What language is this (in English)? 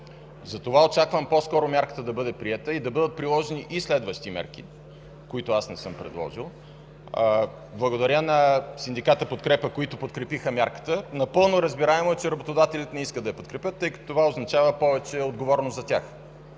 Bulgarian